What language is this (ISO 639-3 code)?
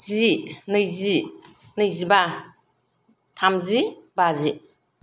brx